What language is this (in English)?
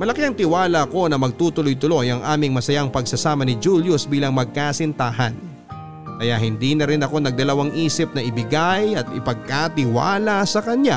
Filipino